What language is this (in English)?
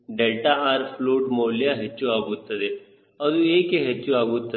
Kannada